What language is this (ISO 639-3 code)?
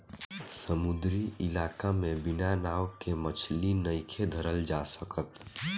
bho